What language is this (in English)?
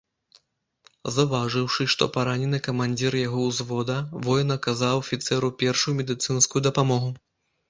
Belarusian